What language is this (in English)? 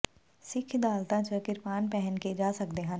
Punjabi